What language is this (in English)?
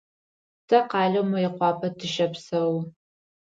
Adyghe